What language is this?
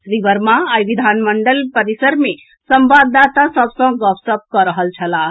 Maithili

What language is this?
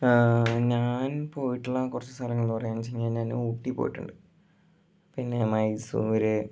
Malayalam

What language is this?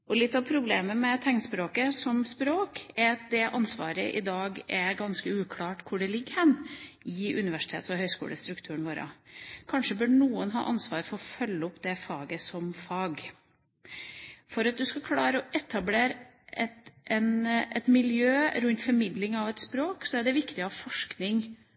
Norwegian Bokmål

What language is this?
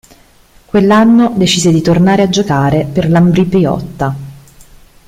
Italian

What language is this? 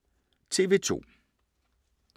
Danish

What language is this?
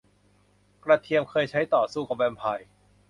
Thai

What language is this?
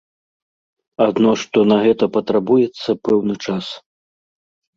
Belarusian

